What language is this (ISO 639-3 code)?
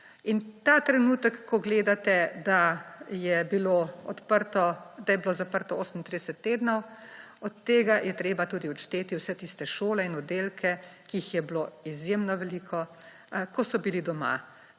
slv